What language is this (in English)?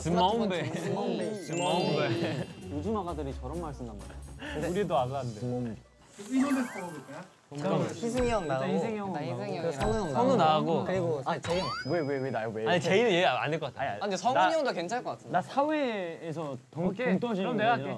Korean